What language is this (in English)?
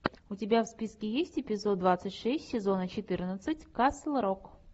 Russian